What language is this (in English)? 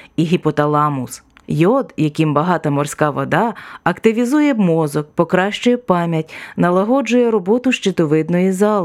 Ukrainian